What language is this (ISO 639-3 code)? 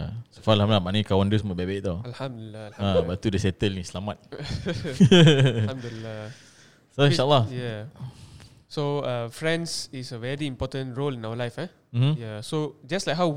msa